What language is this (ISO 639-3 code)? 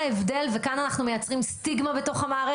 heb